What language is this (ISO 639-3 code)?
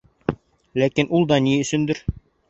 bak